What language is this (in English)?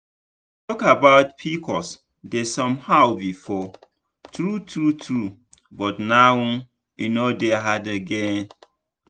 Nigerian Pidgin